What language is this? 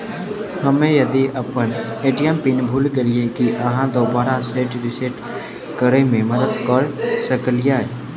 Maithili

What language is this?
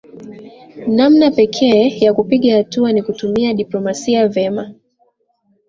Swahili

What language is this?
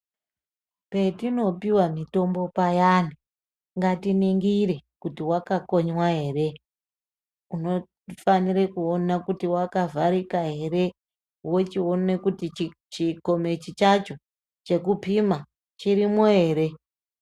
Ndau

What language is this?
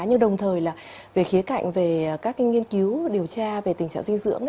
Vietnamese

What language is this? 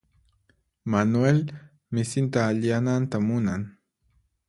Puno Quechua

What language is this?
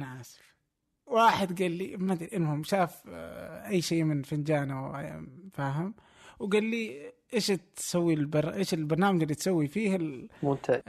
Arabic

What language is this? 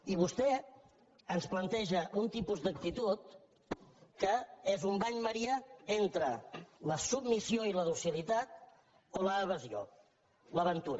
Catalan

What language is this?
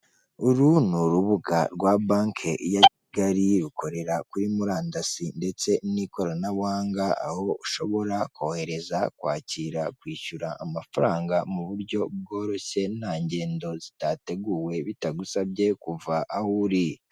Kinyarwanda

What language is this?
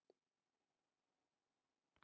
Icelandic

